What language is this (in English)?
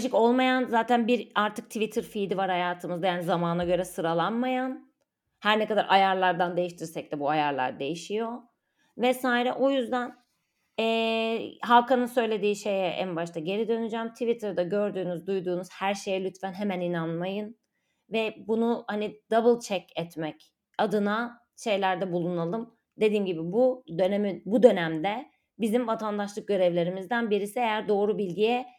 Turkish